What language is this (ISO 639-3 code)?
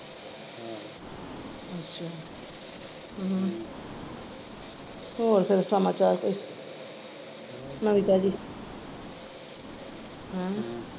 pan